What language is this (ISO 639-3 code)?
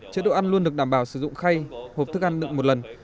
vie